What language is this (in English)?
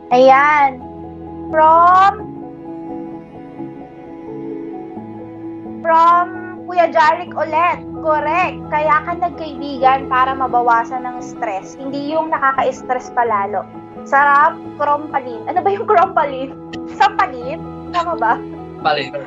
Filipino